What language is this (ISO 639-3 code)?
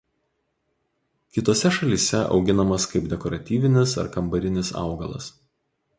lit